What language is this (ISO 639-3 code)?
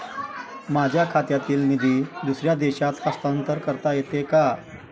mar